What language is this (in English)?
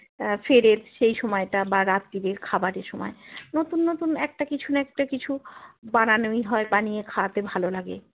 Bangla